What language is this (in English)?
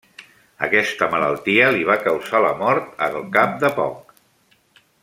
Catalan